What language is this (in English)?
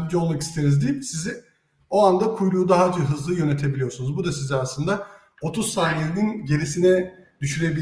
Turkish